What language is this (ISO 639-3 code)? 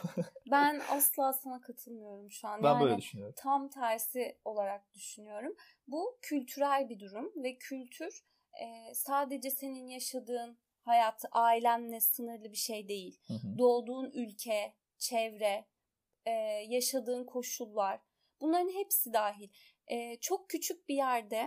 tur